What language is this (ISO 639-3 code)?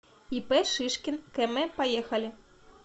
rus